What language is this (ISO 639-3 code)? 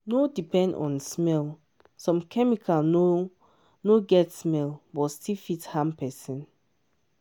pcm